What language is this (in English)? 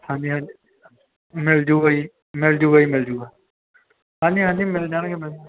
Punjabi